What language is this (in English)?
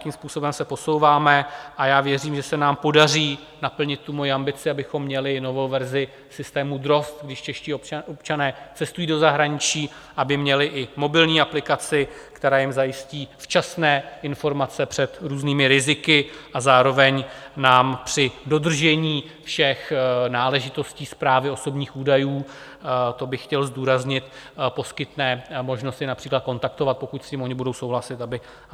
Czech